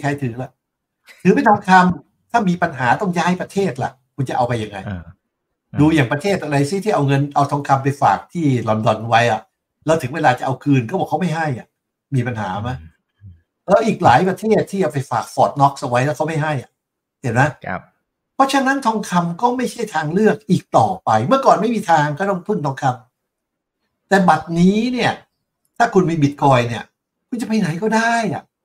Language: Thai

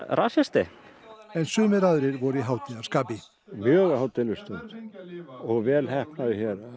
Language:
Icelandic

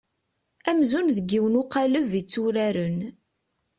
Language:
Kabyle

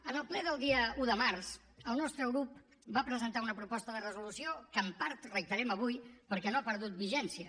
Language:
Catalan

